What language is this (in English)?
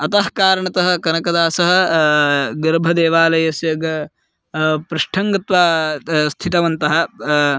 Sanskrit